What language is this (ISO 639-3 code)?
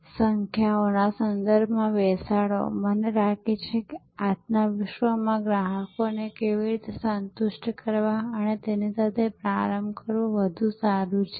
guj